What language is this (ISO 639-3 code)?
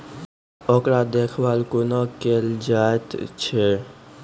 mai